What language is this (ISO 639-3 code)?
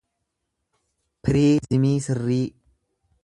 orm